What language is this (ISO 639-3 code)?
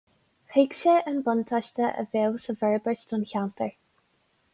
gle